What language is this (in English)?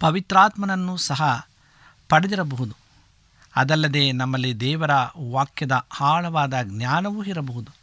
Kannada